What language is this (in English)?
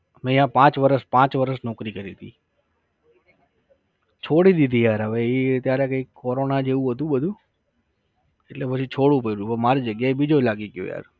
Gujarati